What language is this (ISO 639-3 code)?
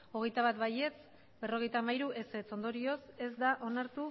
eus